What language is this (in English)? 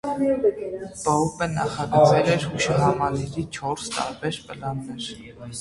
Armenian